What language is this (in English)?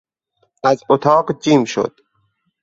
Persian